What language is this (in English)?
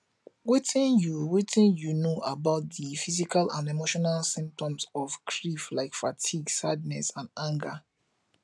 Nigerian Pidgin